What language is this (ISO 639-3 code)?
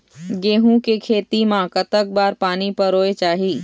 hne